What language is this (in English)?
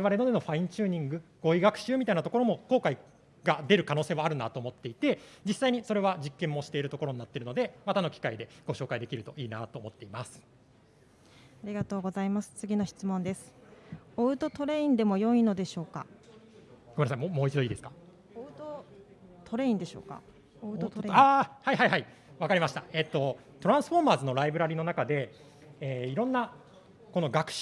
Japanese